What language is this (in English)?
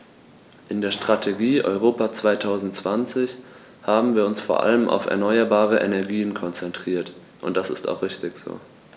German